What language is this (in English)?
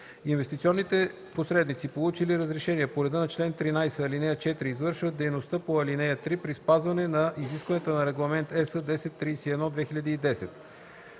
Bulgarian